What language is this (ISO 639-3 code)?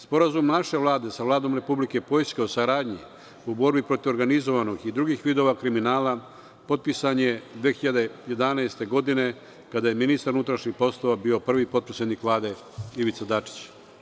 srp